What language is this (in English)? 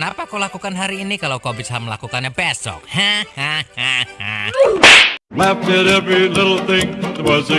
Indonesian